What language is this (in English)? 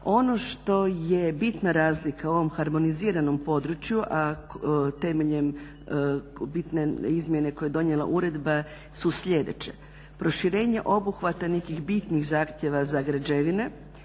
Croatian